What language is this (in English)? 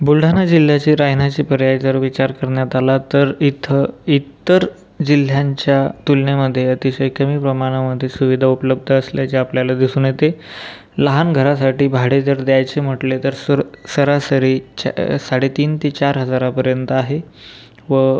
Marathi